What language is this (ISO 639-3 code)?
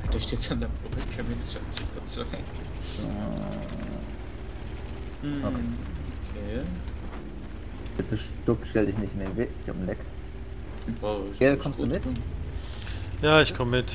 deu